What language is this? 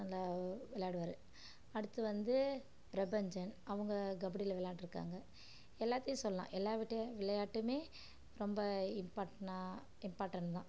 Tamil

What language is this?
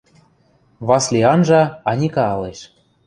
Western Mari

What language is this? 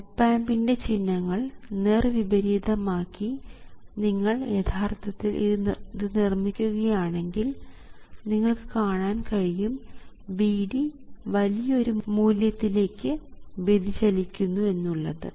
Malayalam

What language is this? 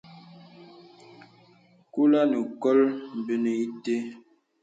Bebele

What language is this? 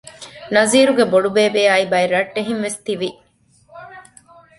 Divehi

